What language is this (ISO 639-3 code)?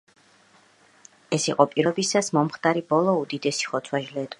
kat